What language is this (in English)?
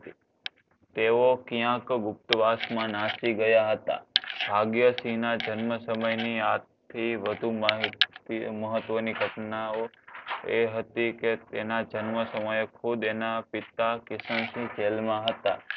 Gujarati